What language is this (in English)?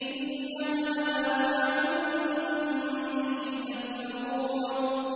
Arabic